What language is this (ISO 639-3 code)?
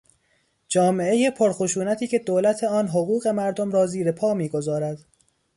fas